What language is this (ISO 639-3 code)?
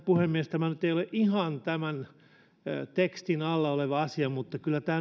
fin